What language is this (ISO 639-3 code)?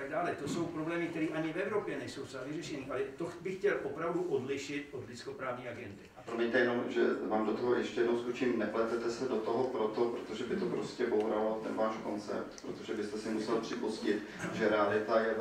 ces